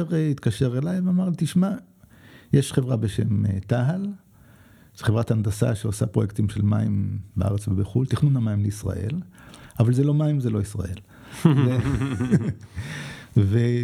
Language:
Hebrew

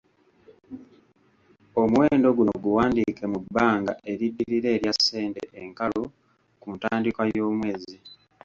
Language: Ganda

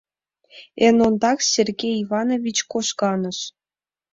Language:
Mari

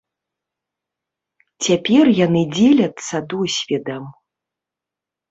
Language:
Belarusian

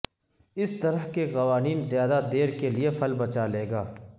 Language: Urdu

